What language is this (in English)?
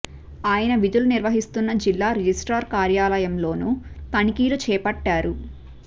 Telugu